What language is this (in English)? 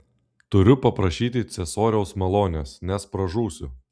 Lithuanian